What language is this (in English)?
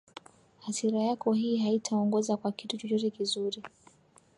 Swahili